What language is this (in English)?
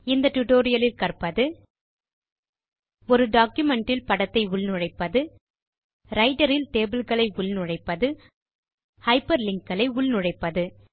Tamil